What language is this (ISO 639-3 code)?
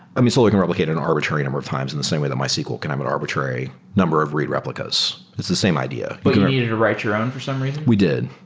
eng